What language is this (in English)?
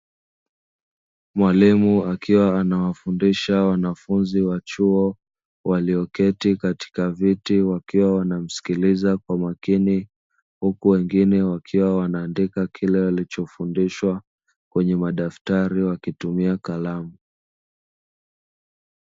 Swahili